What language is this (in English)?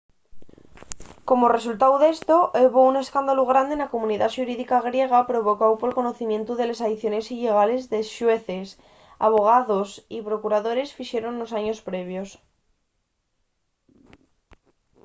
Asturian